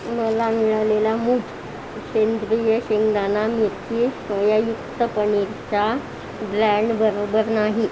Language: Marathi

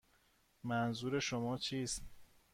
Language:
Persian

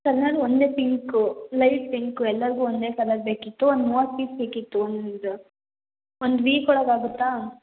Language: Kannada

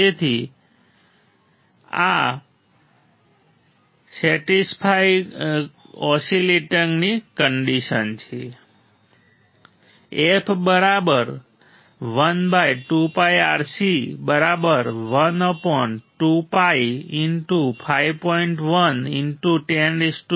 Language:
Gujarati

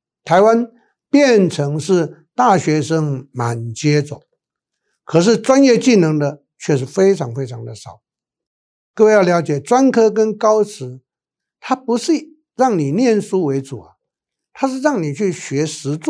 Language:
Chinese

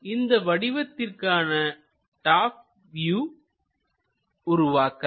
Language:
Tamil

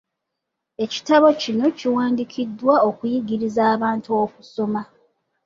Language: Ganda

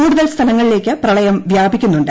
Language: Malayalam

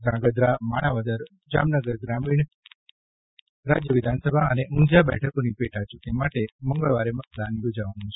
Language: Gujarati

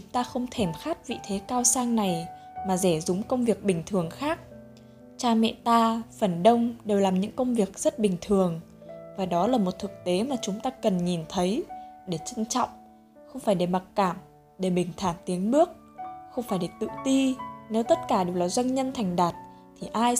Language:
Vietnamese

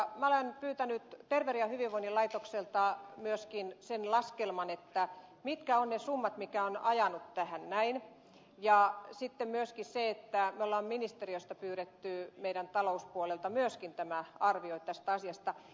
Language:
Finnish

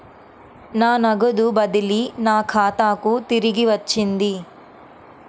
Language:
Telugu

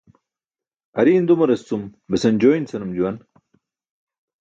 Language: Burushaski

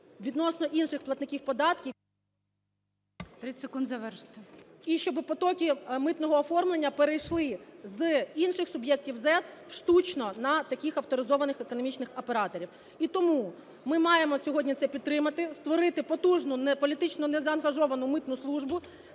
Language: Ukrainian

